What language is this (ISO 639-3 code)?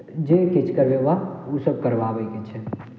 mai